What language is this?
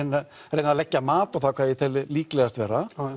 Icelandic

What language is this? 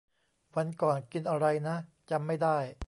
Thai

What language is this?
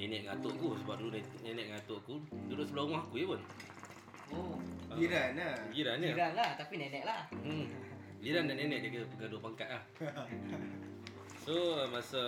Malay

